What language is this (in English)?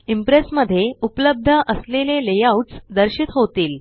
Marathi